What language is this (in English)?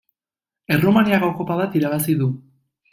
Basque